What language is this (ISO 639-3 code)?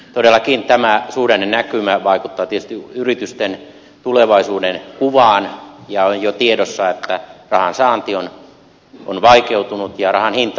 fin